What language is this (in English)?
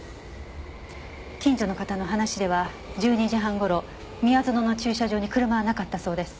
Japanese